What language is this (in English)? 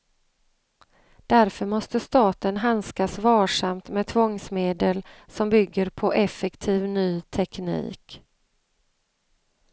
Swedish